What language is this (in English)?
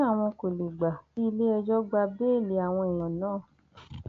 Yoruba